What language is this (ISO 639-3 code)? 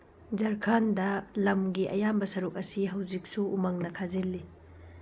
mni